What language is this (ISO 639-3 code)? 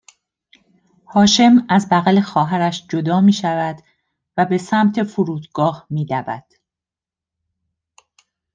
fas